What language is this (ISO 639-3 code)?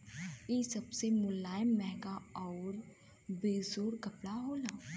bho